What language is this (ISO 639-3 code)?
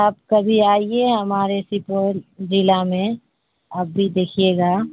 urd